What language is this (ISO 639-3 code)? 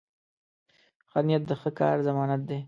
pus